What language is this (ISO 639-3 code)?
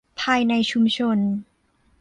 tha